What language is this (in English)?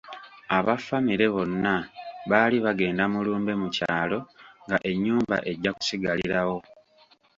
Ganda